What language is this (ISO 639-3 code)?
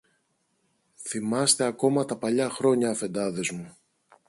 ell